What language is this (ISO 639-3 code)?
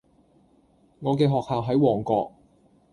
yue